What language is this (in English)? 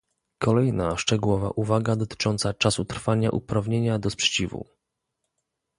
Polish